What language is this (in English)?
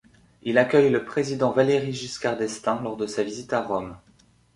French